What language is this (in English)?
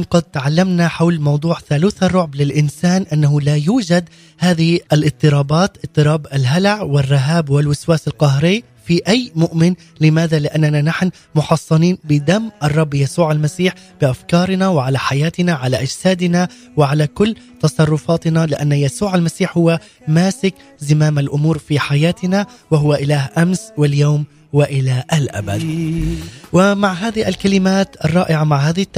Arabic